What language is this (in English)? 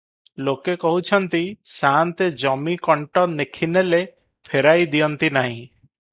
Odia